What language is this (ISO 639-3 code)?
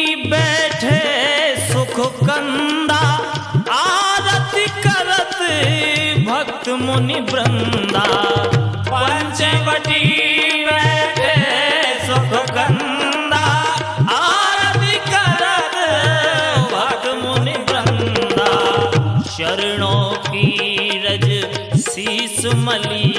hin